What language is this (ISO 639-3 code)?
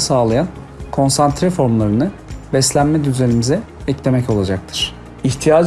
tur